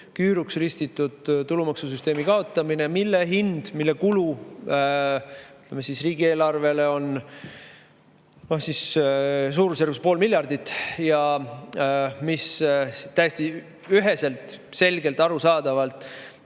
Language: Estonian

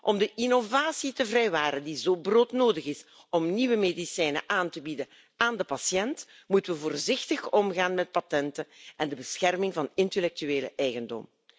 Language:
Dutch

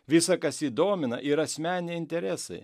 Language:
Lithuanian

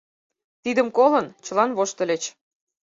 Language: Mari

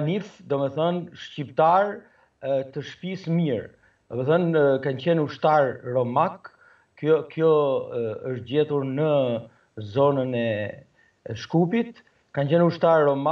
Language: Romanian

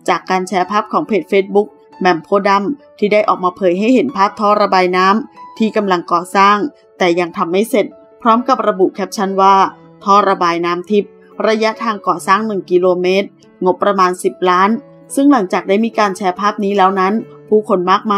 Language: Thai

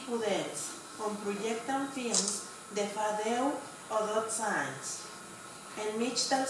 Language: Russian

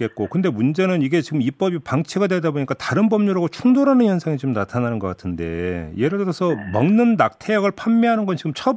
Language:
Korean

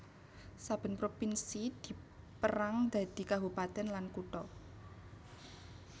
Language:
Javanese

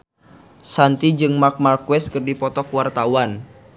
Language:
Sundanese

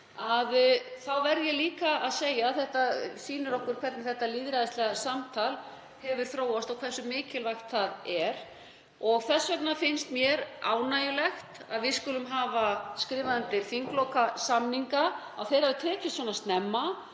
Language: Icelandic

